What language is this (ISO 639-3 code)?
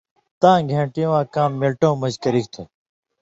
mvy